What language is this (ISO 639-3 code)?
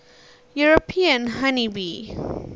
eng